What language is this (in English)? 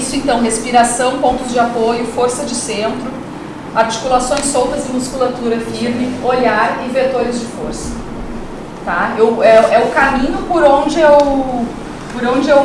Portuguese